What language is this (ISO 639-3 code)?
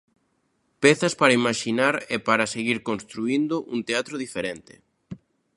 glg